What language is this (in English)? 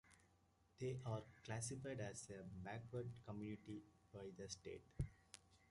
English